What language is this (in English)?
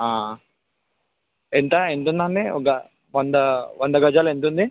Telugu